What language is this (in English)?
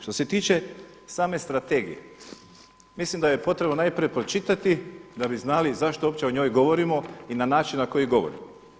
Croatian